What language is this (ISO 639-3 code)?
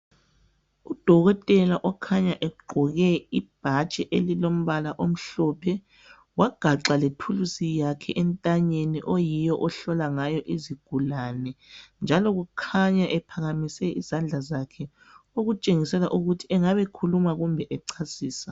nde